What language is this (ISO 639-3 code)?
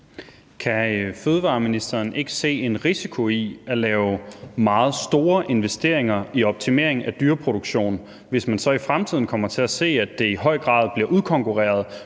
dan